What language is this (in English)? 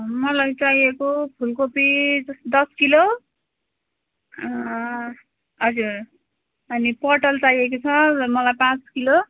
Nepali